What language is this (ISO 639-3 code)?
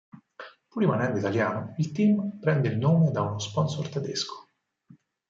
ita